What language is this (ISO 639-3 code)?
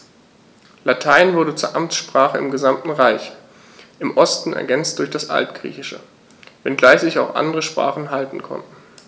deu